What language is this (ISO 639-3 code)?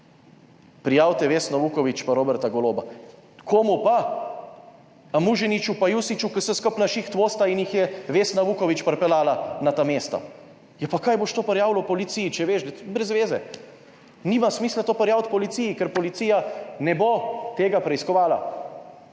slv